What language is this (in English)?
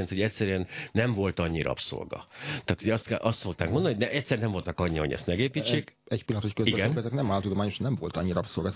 Hungarian